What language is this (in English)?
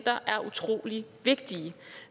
Danish